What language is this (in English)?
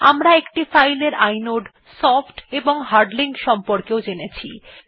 Bangla